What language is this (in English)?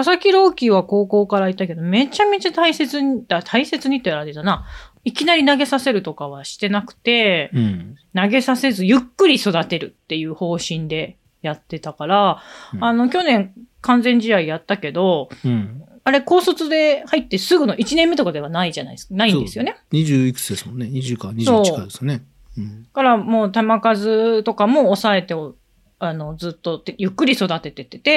Japanese